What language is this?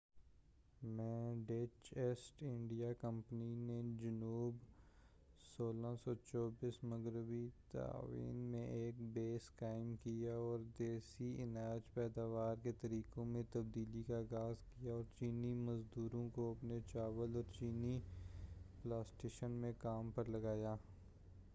Urdu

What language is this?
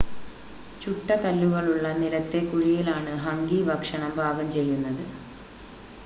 Malayalam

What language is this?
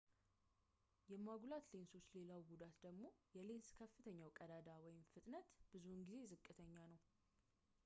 Amharic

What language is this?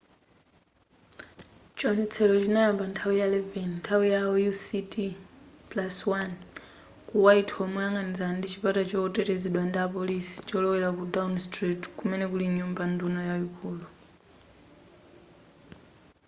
Nyanja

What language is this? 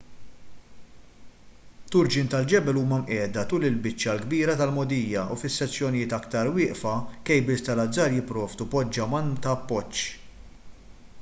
Maltese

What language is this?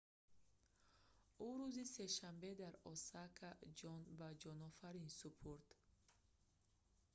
Tajik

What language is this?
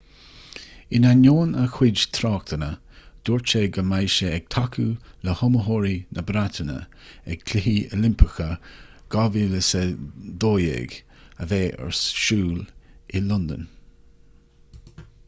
Irish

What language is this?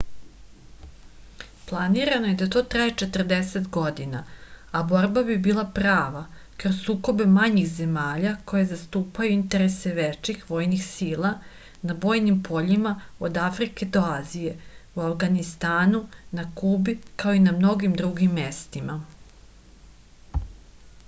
Serbian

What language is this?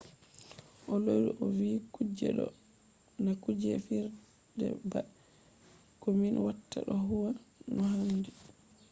Fula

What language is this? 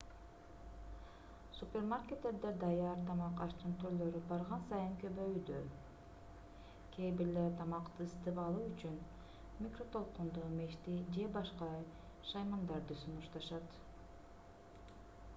Kyrgyz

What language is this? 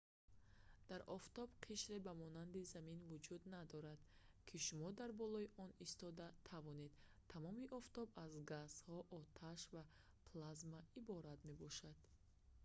Tajik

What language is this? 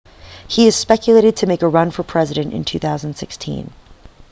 English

